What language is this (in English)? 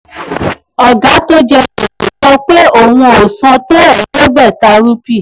Yoruba